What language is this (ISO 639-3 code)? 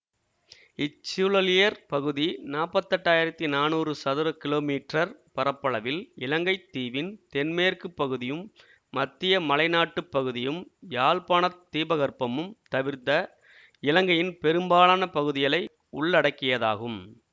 tam